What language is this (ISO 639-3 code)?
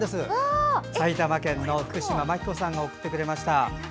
jpn